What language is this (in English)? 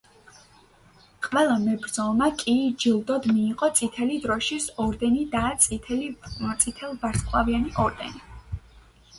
Georgian